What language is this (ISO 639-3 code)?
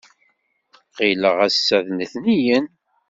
kab